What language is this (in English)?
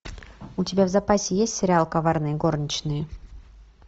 Russian